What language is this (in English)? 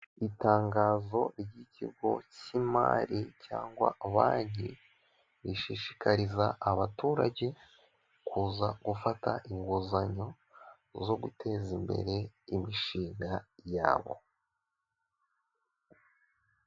Kinyarwanda